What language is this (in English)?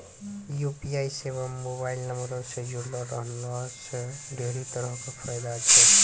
Maithili